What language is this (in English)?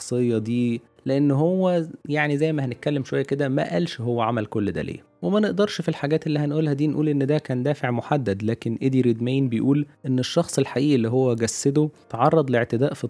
Arabic